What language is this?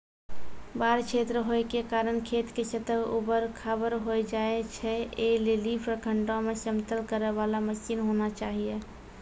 Maithili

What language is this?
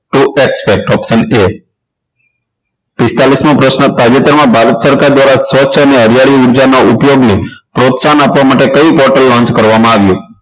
Gujarati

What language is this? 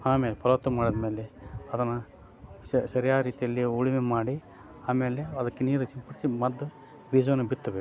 Kannada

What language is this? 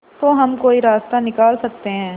Hindi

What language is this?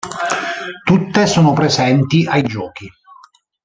Italian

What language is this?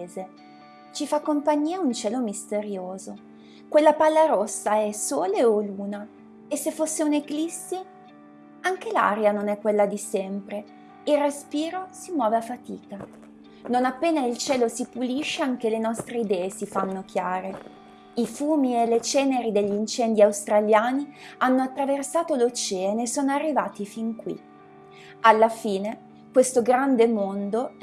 Italian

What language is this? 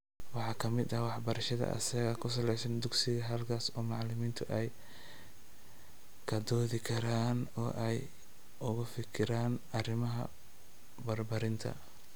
Somali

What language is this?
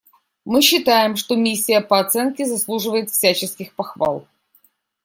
Russian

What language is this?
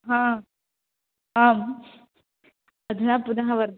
Sanskrit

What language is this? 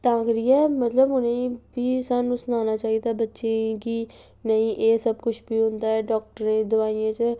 Dogri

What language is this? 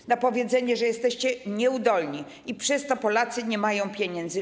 Polish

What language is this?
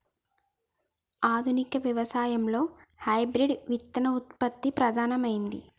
Telugu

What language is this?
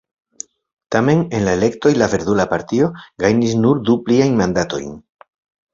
Esperanto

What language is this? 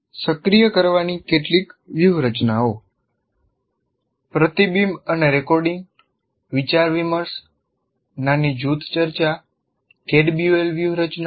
Gujarati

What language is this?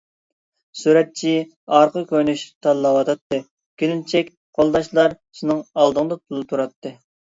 Uyghur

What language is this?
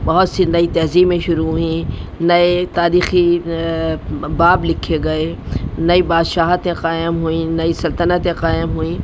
Urdu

